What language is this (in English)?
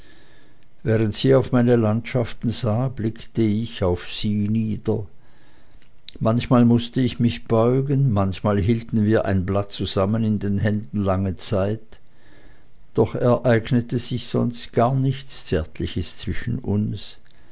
German